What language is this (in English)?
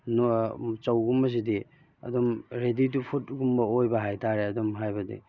Manipuri